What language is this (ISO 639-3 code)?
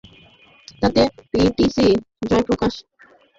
ben